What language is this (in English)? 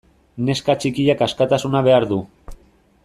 Basque